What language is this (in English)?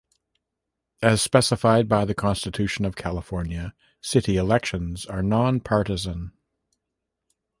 English